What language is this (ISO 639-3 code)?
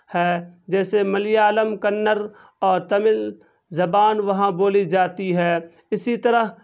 urd